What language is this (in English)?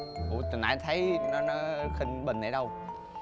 Vietnamese